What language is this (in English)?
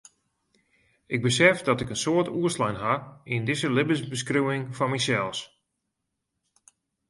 Western Frisian